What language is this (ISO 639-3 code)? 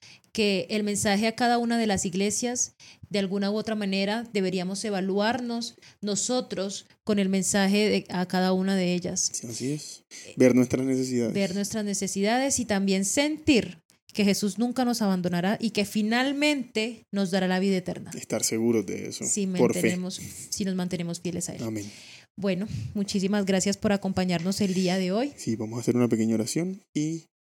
spa